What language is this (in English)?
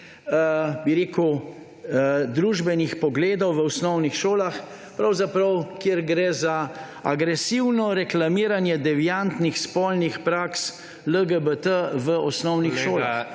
Slovenian